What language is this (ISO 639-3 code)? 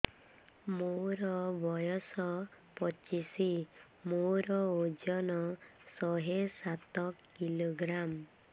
ori